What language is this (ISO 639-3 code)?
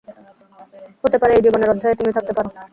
ben